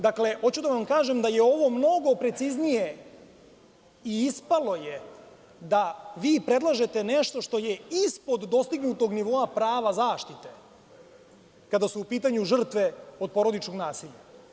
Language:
Serbian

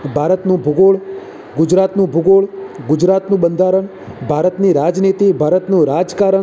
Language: Gujarati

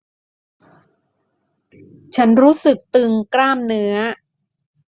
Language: Thai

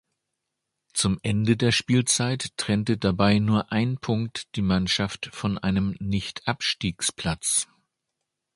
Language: German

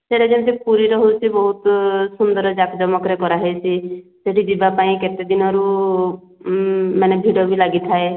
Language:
Odia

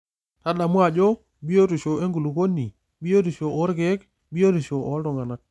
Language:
Masai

